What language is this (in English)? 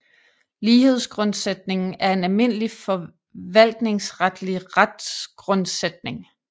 Danish